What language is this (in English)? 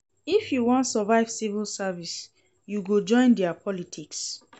Nigerian Pidgin